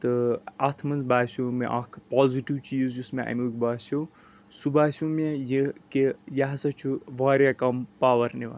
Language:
Kashmiri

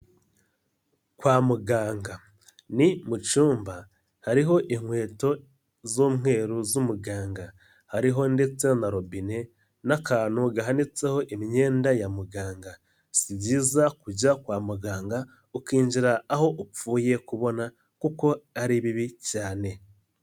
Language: Kinyarwanda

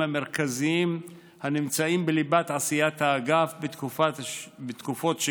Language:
Hebrew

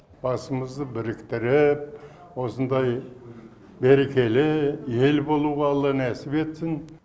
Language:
Kazakh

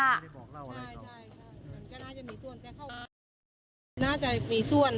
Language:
Thai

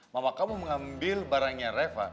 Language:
Indonesian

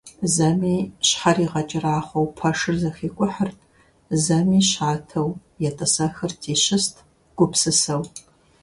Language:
Kabardian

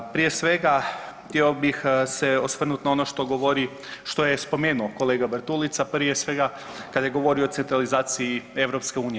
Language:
Croatian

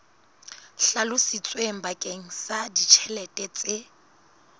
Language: Southern Sotho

